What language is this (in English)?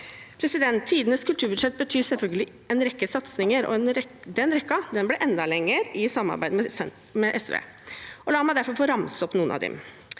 Norwegian